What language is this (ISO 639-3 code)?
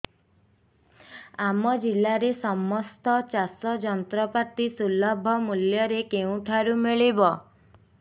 ori